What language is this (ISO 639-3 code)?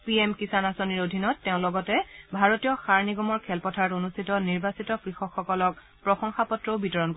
asm